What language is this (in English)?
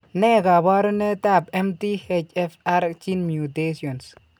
Kalenjin